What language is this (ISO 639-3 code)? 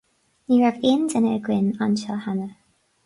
gle